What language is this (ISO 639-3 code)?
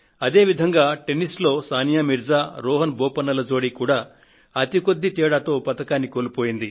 tel